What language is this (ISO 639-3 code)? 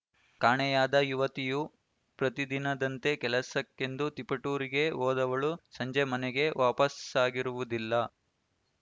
kan